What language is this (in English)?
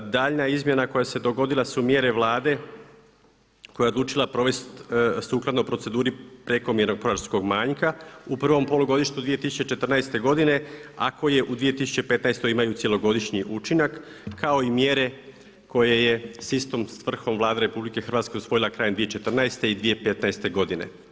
Croatian